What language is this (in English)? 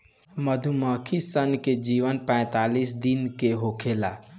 Bhojpuri